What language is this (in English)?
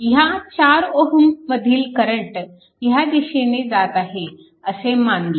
Marathi